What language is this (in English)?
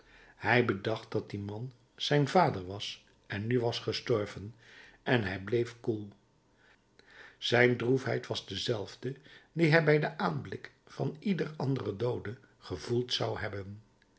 Dutch